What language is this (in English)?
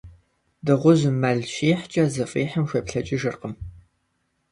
Kabardian